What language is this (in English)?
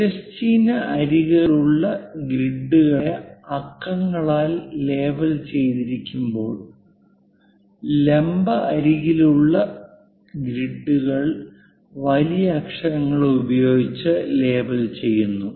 Malayalam